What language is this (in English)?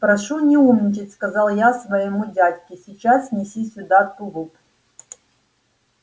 Russian